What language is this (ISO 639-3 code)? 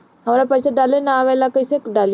bho